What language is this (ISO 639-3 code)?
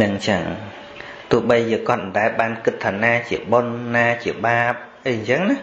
vie